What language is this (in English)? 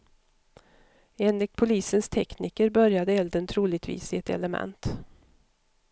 Swedish